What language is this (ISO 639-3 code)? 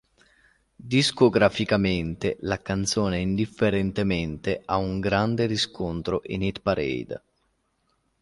ita